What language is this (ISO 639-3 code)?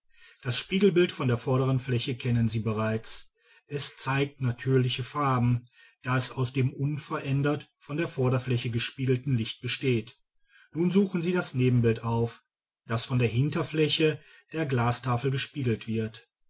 deu